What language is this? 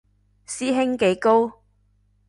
Cantonese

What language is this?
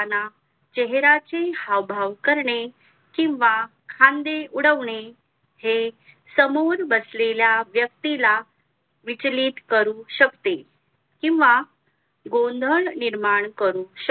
Marathi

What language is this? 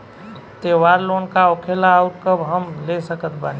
Bhojpuri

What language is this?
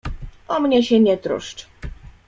Polish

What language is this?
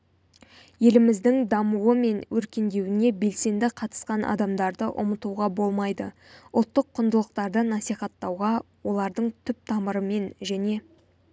Kazakh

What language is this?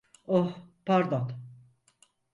Turkish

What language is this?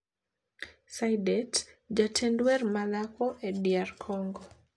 Luo (Kenya and Tanzania)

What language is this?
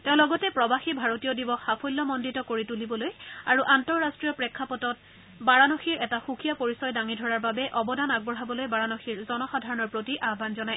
Assamese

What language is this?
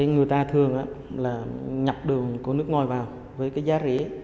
Vietnamese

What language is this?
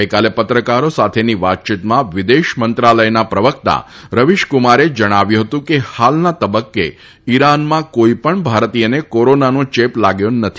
Gujarati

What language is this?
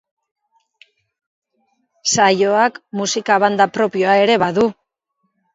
Basque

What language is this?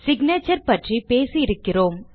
Tamil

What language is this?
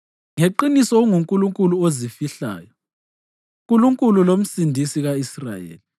North Ndebele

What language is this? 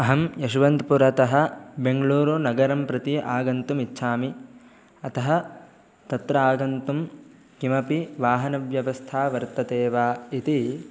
Sanskrit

